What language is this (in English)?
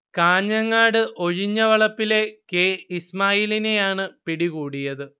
Malayalam